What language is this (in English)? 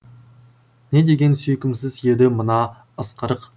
Kazakh